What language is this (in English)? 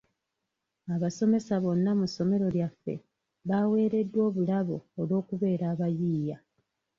Ganda